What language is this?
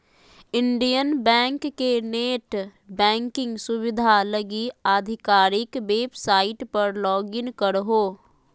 Magahi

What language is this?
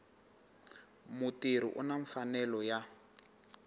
Tsonga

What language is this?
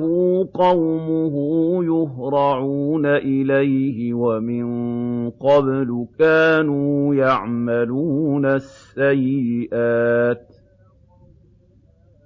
Arabic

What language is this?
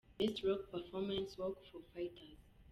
Kinyarwanda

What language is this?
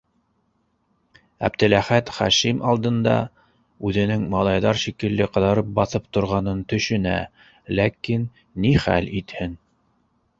Bashkir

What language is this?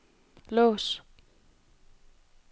Danish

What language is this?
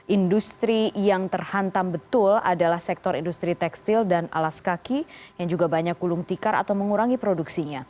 Indonesian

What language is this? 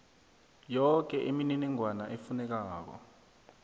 South Ndebele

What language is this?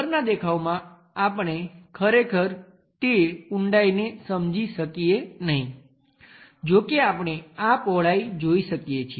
Gujarati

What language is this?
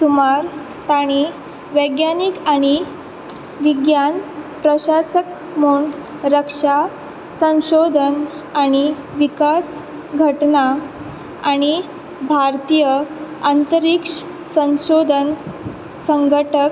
Konkani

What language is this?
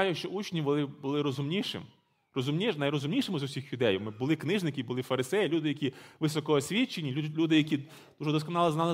Ukrainian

